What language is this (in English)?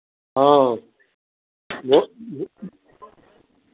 Maithili